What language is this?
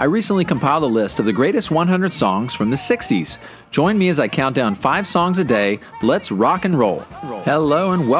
English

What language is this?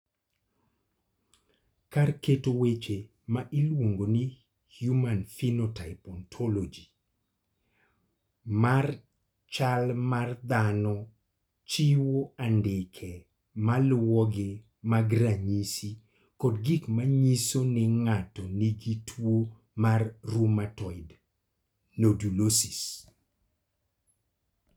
Luo (Kenya and Tanzania)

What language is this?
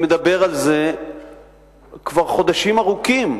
Hebrew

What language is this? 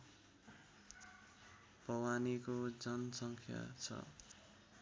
Nepali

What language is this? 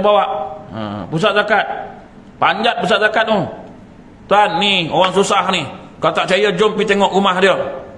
Malay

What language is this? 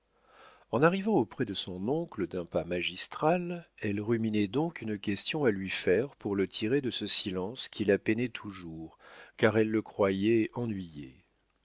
French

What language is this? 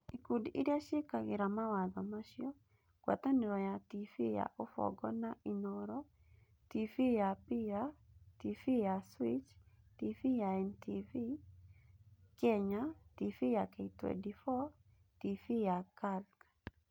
Kikuyu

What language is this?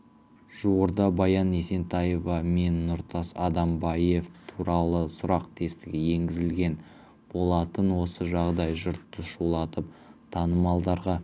Kazakh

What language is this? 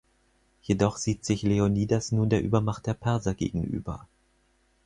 German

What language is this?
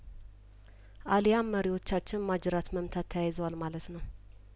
Amharic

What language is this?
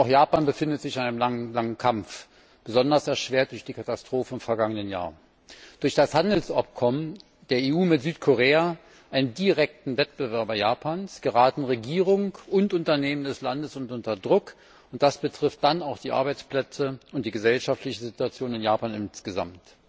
German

